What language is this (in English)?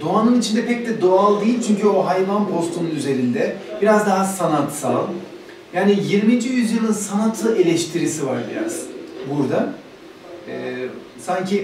Turkish